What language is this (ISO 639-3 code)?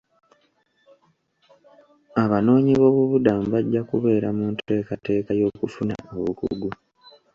lug